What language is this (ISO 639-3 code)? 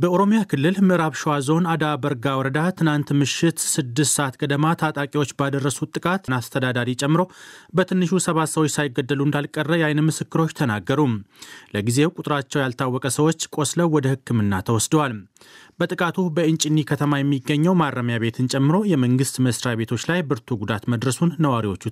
amh